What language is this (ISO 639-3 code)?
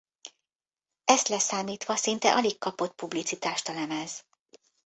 hun